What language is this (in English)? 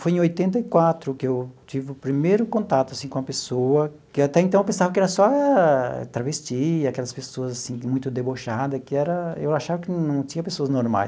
Portuguese